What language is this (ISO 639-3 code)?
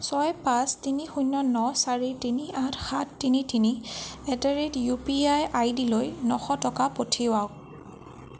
asm